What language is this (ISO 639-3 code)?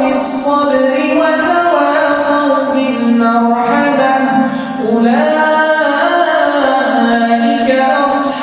ara